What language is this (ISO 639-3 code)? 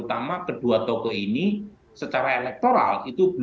ind